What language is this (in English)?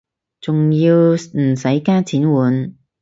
Cantonese